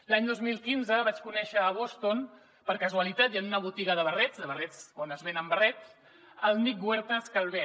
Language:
Catalan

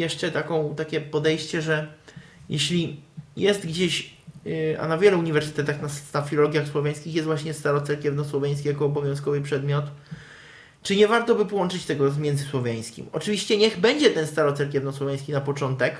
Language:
Polish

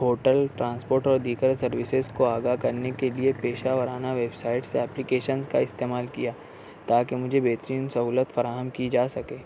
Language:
Urdu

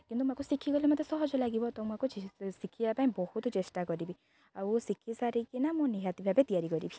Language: Odia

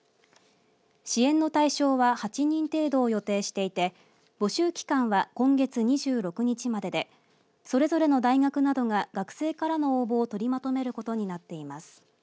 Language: Japanese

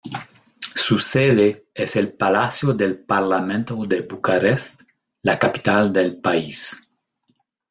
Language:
Spanish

